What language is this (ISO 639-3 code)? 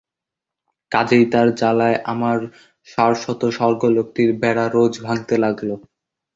ben